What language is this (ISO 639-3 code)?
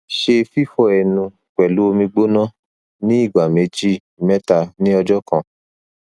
yor